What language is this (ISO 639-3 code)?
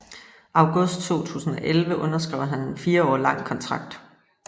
dan